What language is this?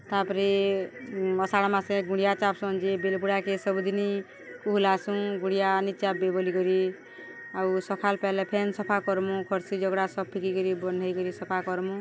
Odia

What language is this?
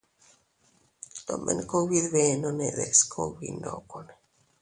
Teutila Cuicatec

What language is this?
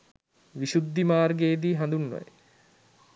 Sinhala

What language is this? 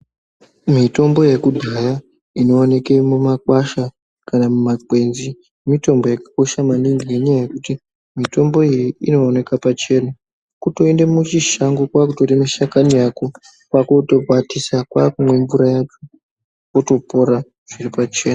Ndau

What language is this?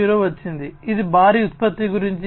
Telugu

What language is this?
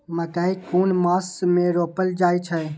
Maithili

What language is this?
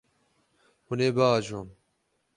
Kurdish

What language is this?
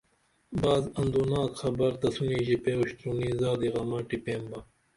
Dameli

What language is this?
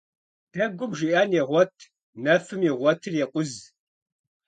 Kabardian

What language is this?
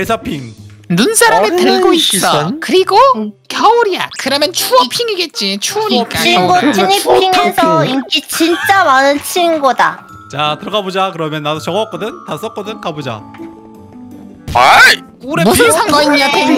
Korean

